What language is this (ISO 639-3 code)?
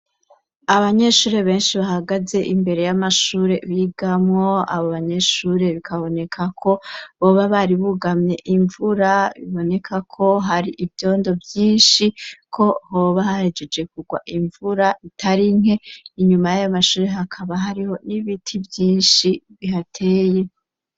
run